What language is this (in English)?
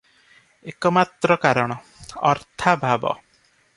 Odia